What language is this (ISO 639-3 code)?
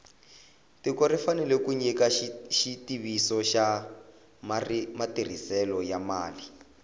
tso